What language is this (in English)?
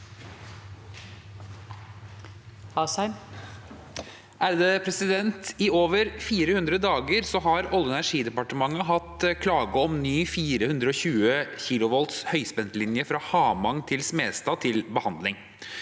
Norwegian